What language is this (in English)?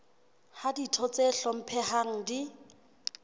Southern Sotho